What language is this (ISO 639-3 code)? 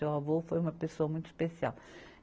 por